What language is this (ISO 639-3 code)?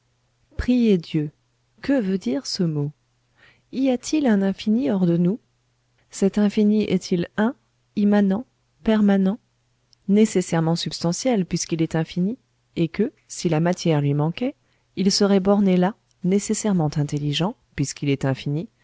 fra